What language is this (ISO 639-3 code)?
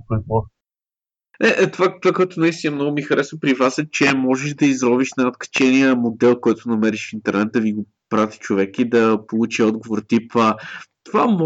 bul